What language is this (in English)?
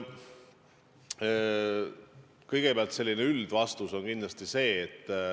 Estonian